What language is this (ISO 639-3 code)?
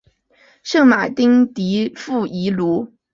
zho